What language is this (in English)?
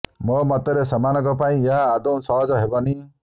Odia